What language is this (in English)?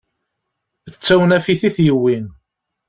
Kabyle